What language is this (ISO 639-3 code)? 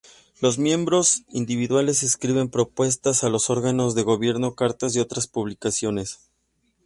spa